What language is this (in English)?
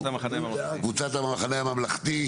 Hebrew